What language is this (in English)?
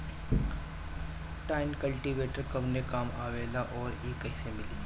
Bhojpuri